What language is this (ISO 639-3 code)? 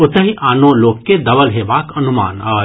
mai